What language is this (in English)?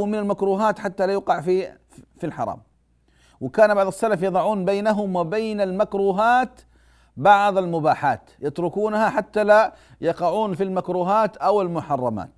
Arabic